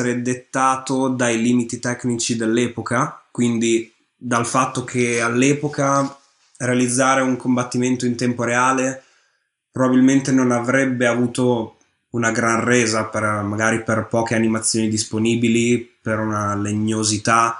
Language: Italian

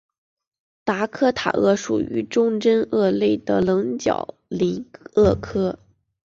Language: Chinese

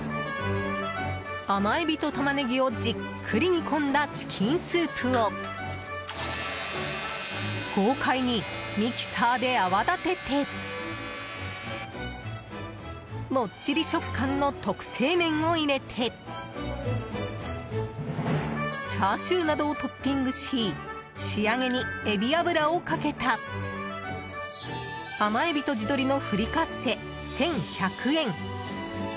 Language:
Japanese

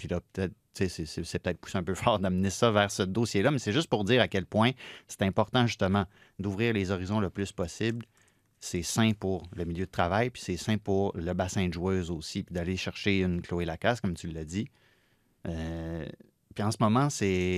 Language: French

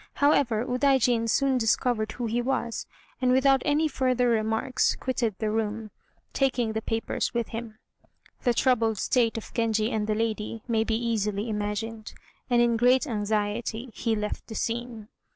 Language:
English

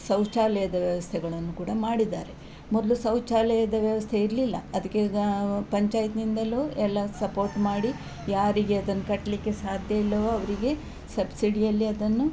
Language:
Kannada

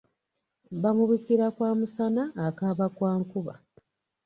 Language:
Ganda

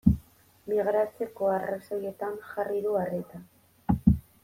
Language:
Basque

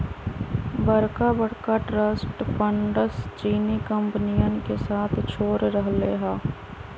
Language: Magahi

